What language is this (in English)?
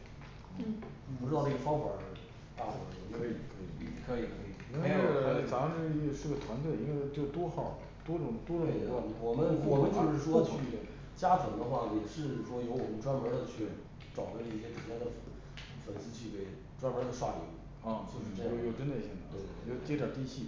Chinese